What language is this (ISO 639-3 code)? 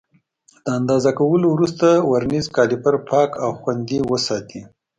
pus